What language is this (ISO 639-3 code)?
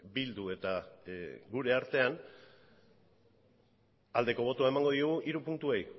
eus